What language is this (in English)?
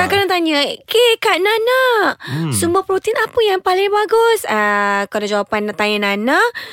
Malay